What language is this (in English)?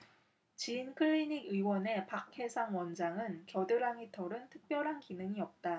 Korean